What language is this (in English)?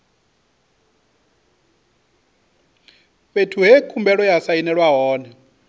Venda